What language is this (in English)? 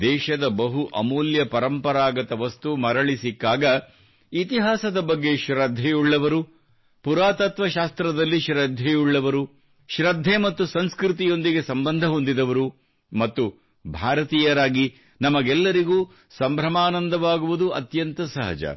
Kannada